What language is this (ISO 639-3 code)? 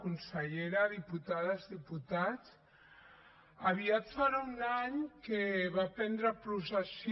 cat